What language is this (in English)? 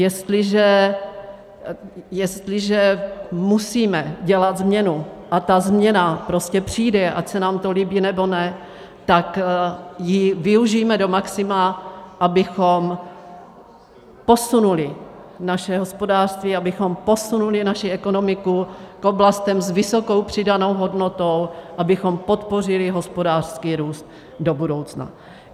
Czech